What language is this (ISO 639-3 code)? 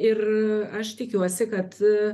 lit